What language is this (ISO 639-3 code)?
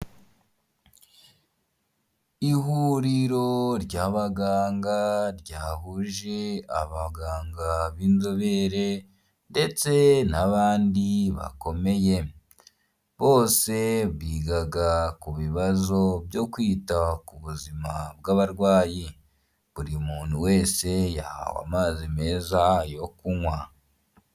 kin